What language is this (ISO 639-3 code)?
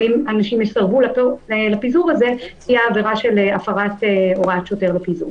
heb